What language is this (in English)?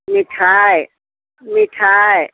Maithili